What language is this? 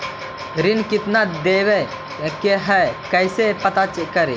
Magahi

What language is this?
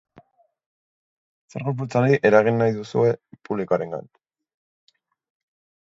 Basque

